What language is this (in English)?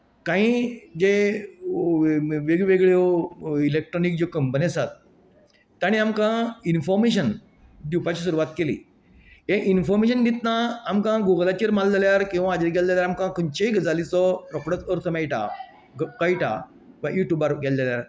Konkani